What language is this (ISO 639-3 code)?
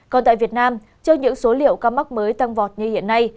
vie